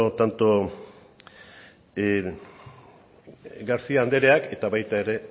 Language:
Basque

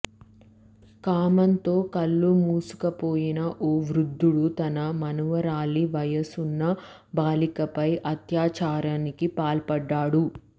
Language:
Telugu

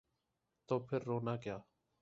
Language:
Urdu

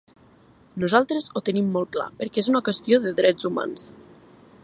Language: Catalan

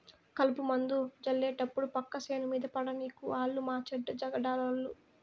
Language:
Telugu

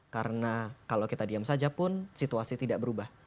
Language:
Indonesian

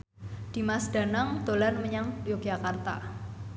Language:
Javanese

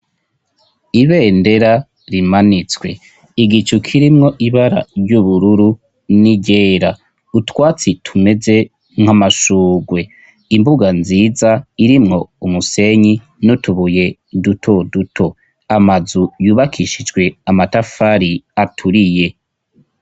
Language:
Rundi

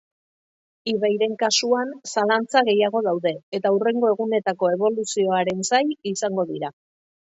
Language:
Basque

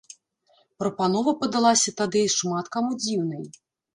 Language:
Belarusian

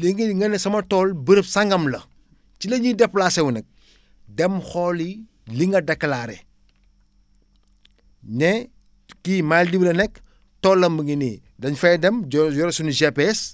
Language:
Wolof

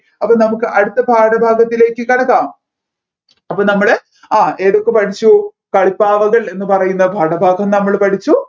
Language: Malayalam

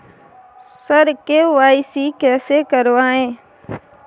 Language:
Maithili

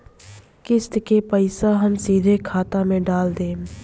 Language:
Bhojpuri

